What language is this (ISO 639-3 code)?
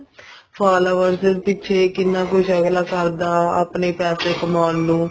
pan